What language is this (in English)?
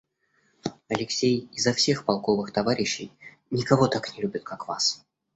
Russian